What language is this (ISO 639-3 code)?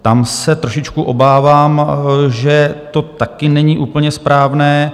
ces